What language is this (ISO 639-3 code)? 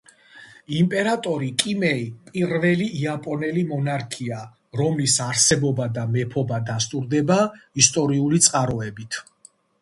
kat